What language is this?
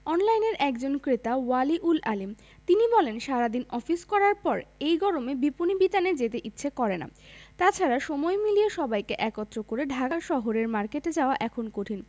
Bangla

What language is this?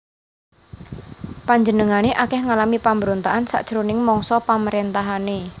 Javanese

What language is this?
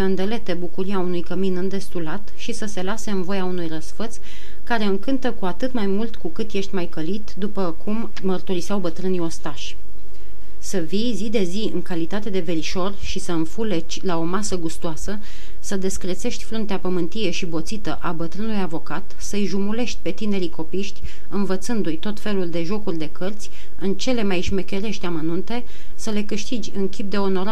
Romanian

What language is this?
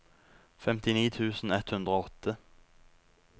Norwegian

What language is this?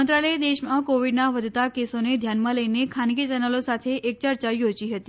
Gujarati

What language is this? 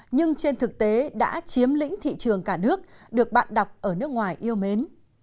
Vietnamese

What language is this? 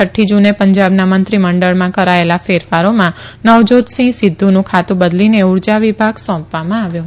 Gujarati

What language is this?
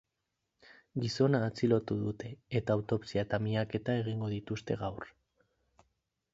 Basque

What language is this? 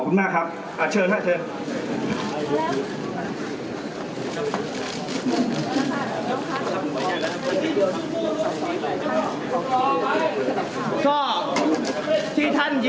Thai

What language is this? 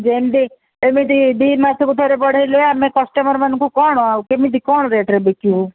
Odia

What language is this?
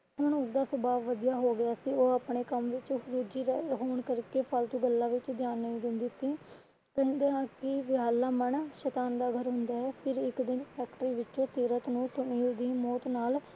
Punjabi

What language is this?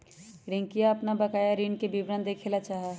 Magahi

